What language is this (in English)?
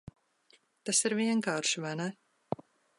Latvian